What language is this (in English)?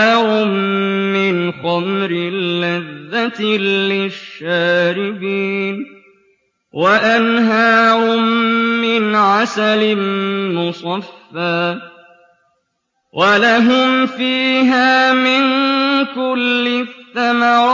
Arabic